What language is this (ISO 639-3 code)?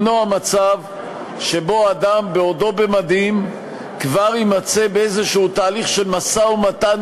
heb